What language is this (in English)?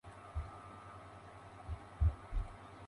Spanish